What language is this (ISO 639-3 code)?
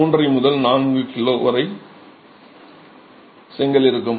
tam